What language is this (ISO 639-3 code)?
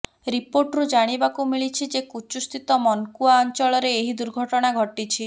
ori